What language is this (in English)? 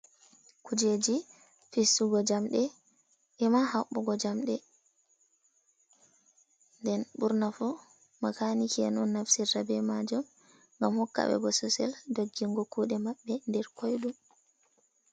Fula